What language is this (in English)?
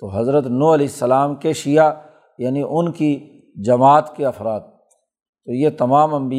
Urdu